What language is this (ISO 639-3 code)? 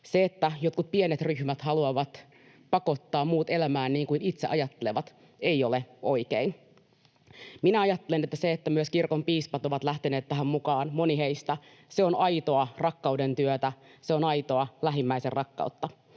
fin